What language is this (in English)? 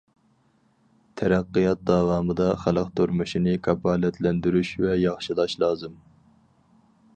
Uyghur